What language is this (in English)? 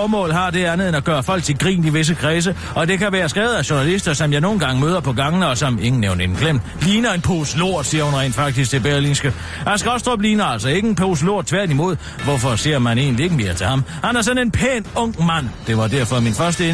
Danish